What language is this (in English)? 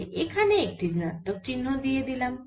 Bangla